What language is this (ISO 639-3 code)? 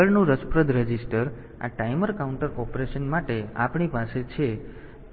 guj